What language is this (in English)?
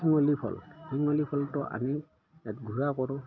Assamese